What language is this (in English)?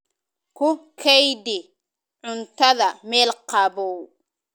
Somali